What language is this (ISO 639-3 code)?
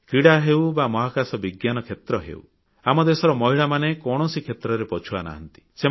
ori